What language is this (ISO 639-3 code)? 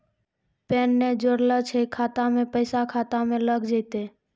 mai